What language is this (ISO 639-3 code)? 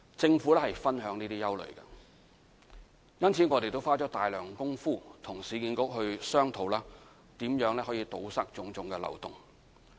yue